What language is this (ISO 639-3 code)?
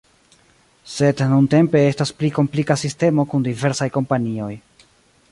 epo